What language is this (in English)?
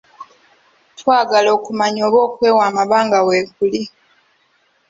Ganda